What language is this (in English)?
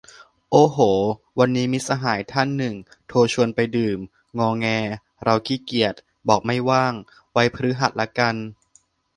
Thai